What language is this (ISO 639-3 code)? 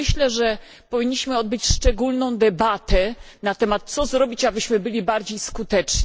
pol